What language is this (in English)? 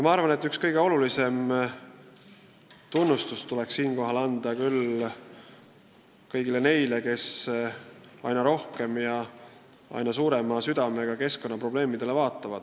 Estonian